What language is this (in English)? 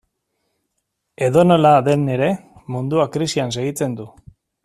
Basque